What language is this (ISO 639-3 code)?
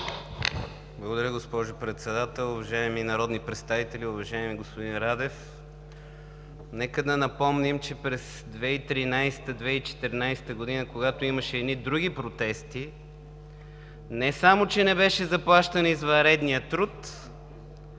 bul